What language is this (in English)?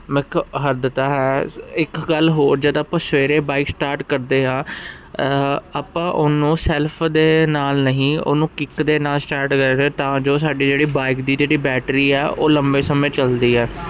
Punjabi